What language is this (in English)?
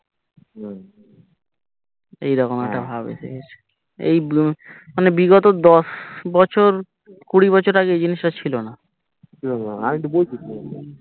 Bangla